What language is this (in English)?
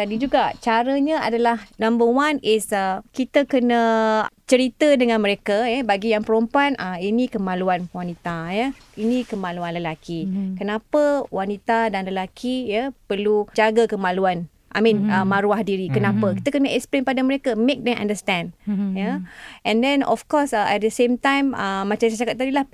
Malay